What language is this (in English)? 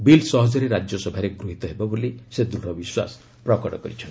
Odia